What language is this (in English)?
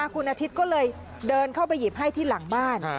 Thai